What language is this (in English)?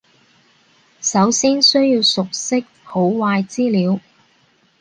Cantonese